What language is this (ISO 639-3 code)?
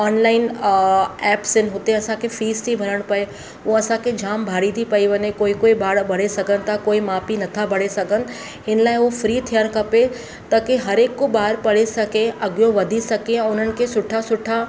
snd